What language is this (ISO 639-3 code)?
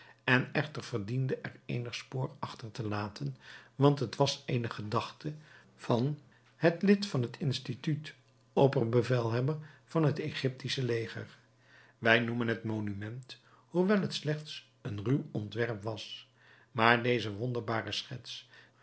nld